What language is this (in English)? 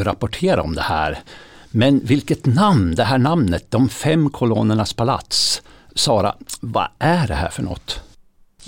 Swedish